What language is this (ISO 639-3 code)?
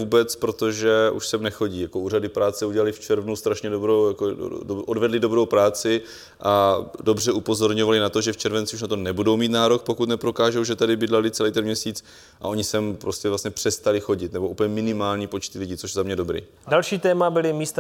ces